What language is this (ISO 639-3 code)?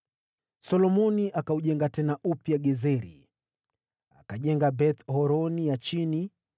swa